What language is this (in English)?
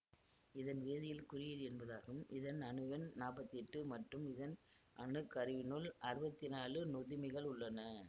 Tamil